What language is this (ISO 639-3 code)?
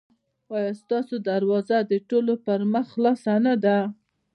pus